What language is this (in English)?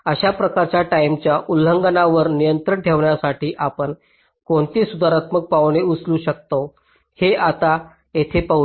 Marathi